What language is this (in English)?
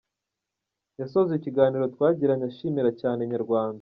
Kinyarwanda